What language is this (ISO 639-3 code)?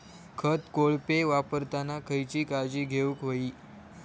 mar